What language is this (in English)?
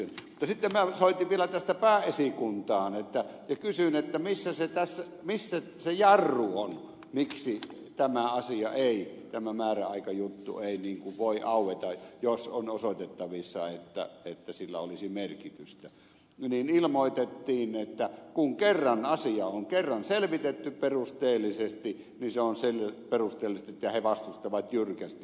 Finnish